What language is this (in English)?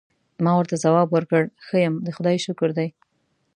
Pashto